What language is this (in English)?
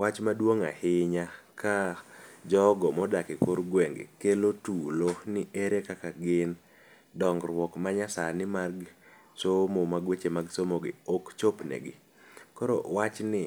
Luo (Kenya and Tanzania)